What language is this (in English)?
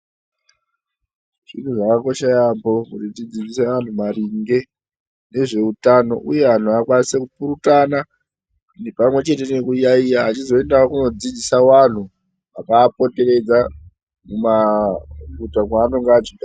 Ndau